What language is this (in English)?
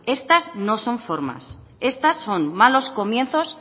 Spanish